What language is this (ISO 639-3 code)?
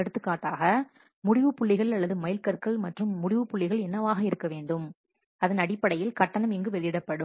tam